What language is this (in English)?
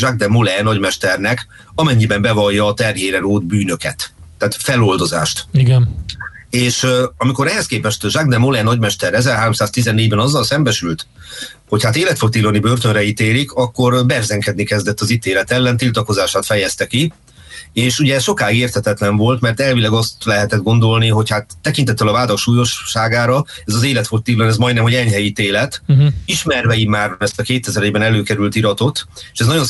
Hungarian